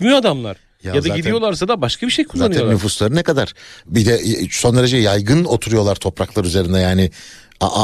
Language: Turkish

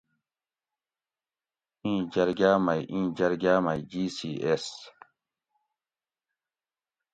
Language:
Gawri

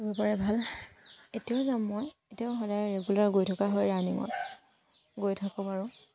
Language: Assamese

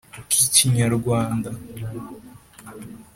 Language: Kinyarwanda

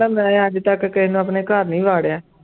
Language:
Punjabi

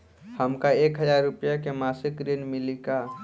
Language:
Bhojpuri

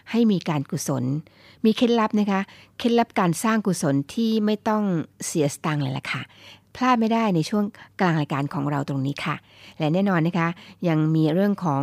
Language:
Thai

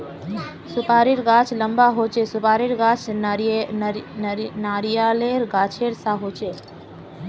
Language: Magahi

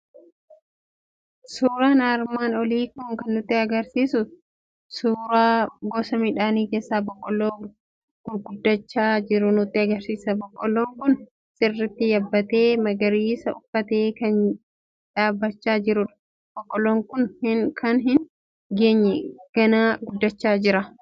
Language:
Oromo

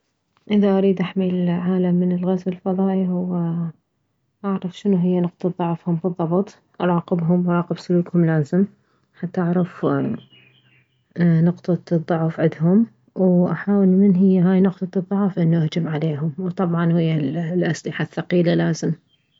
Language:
Mesopotamian Arabic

